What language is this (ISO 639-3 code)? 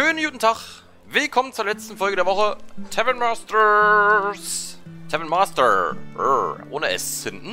deu